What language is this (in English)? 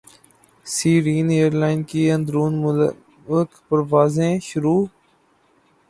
Urdu